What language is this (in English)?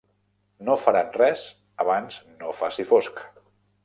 Catalan